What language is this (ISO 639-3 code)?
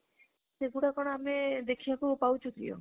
ori